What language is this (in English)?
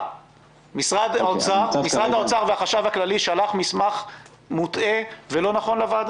Hebrew